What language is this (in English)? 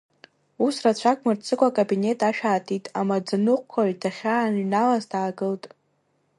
Abkhazian